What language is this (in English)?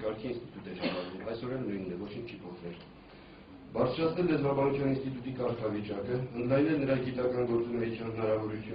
Romanian